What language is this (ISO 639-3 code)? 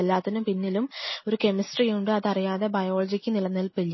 mal